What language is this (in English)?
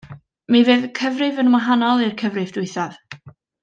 Welsh